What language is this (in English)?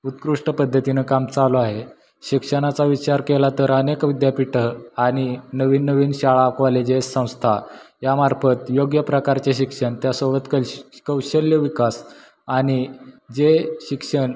Marathi